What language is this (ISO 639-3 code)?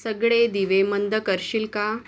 mar